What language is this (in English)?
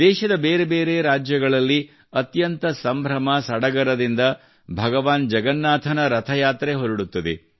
Kannada